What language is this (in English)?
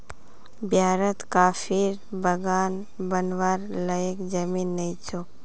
Magahi